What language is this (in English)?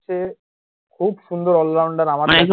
Bangla